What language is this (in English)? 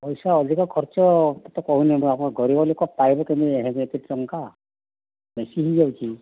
Odia